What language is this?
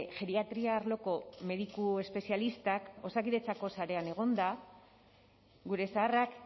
Basque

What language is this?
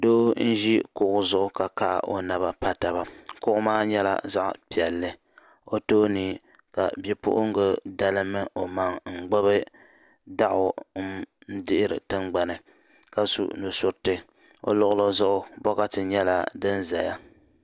Dagbani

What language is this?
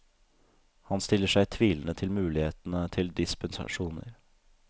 Norwegian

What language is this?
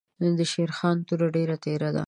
Pashto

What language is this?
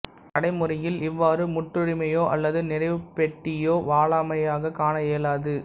Tamil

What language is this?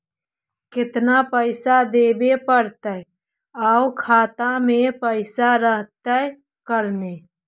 Magahi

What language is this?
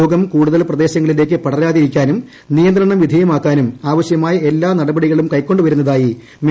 Malayalam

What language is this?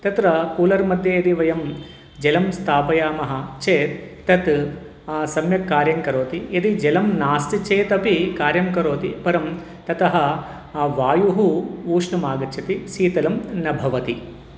Sanskrit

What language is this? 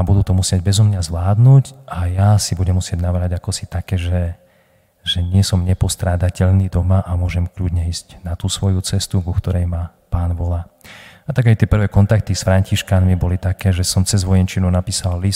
Slovak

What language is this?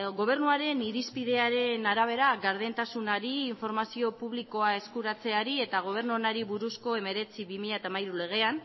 Basque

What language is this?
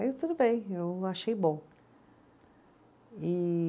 Portuguese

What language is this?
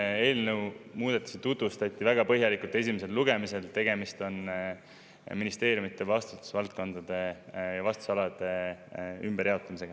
Estonian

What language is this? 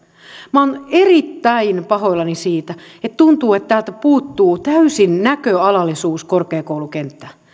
Finnish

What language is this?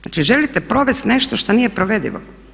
Croatian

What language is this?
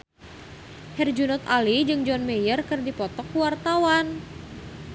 Sundanese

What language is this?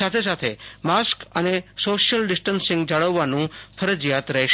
Gujarati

